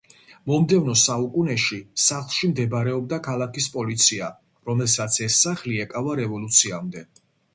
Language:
Georgian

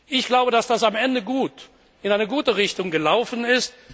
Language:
German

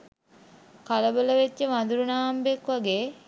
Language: Sinhala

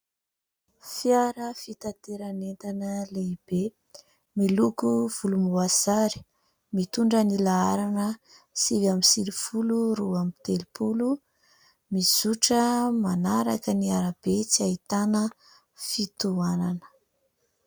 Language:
Malagasy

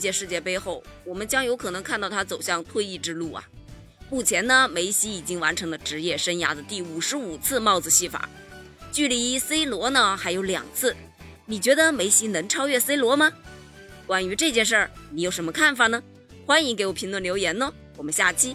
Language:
Chinese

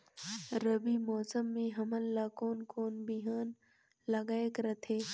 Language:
Chhattisgarhi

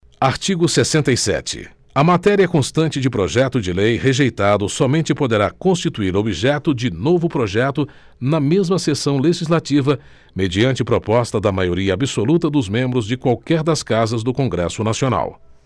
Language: Portuguese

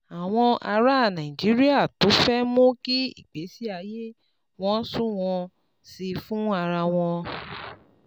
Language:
Yoruba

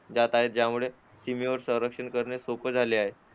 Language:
Marathi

